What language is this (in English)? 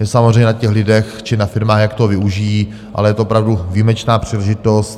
Czech